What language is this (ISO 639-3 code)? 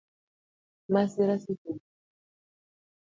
luo